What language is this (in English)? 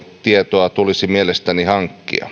Finnish